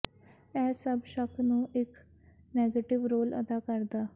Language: Punjabi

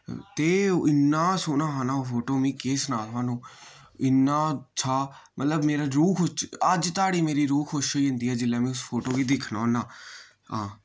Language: Dogri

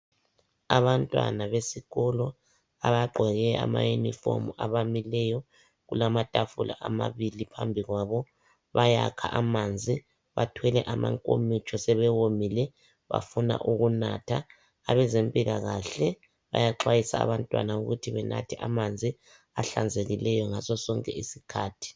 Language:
North Ndebele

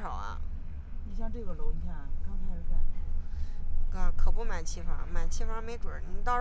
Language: Chinese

